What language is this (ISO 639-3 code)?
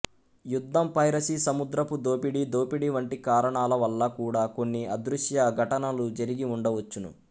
tel